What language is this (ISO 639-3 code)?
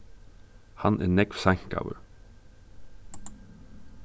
fao